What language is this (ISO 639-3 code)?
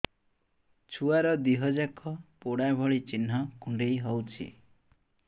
ori